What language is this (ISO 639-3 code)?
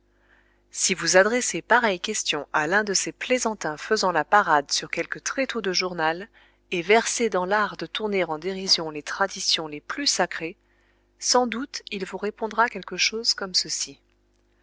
fra